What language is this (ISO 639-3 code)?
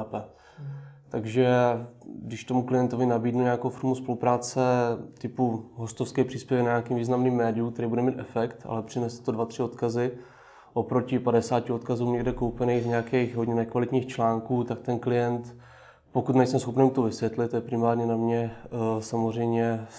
ces